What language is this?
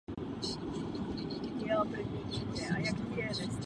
Czech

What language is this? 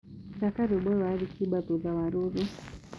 Kikuyu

